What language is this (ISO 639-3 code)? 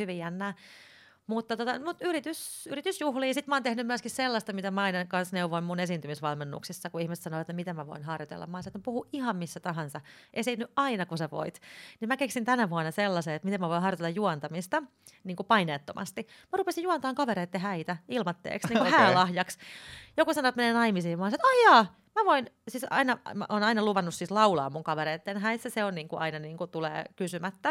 fin